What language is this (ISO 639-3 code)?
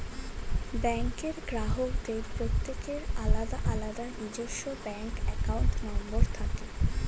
ben